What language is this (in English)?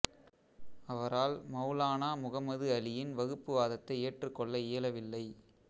Tamil